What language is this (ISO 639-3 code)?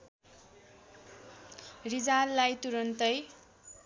nep